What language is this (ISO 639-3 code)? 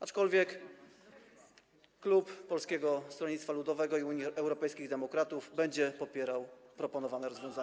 pol